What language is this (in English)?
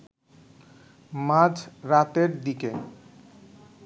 Bangla